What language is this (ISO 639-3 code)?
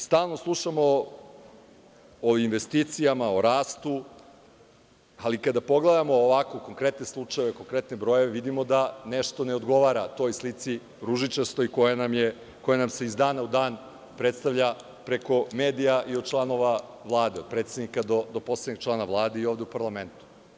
srp